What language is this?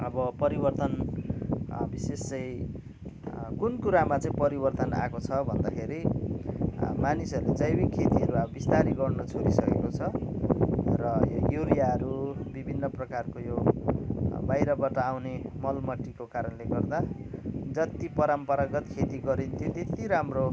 Nepali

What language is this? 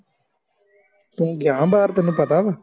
Punjabi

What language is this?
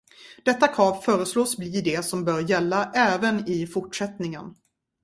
Swedish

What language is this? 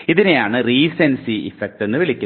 Malayalam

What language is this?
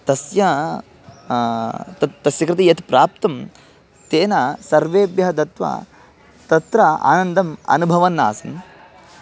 Sanskrit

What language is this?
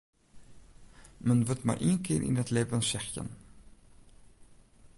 Western Frisian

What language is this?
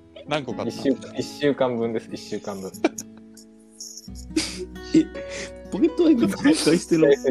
Japanese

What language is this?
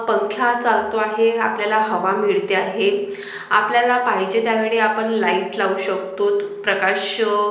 Marathi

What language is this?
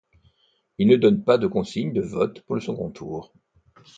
French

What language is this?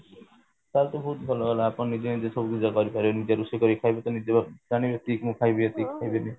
Odia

